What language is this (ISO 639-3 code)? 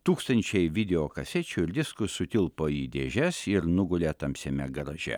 lit